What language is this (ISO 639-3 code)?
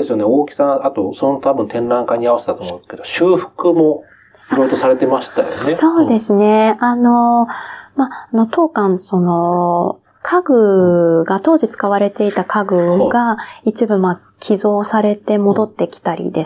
jpn